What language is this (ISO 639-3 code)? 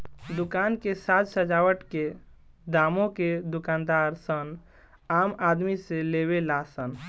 bho